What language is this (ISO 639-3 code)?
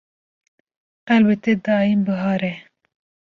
kur